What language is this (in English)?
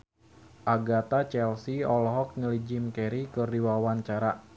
Sundanese